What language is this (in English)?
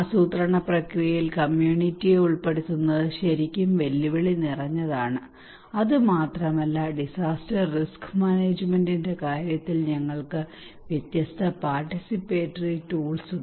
Malayalam